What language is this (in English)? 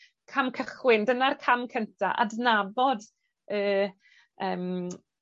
Welsh